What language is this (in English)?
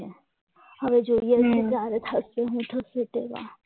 Gujarati